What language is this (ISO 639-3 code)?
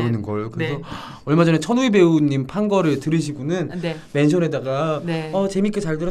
kor